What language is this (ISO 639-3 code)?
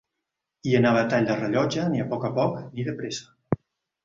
cat